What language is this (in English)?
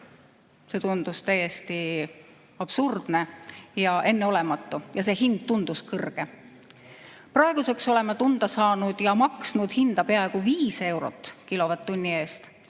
Estonian